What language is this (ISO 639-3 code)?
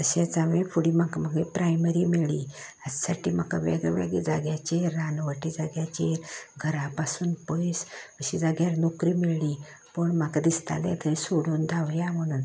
kok